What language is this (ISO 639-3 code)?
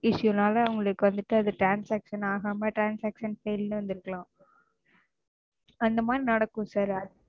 tam